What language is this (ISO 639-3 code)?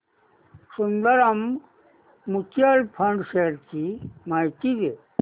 mar